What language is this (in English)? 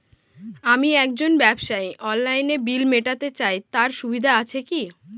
Bangla